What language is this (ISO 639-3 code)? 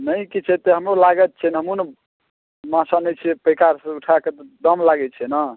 mai